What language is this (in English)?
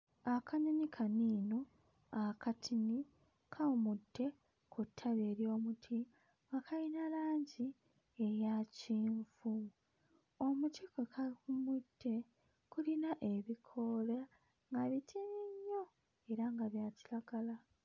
Ganda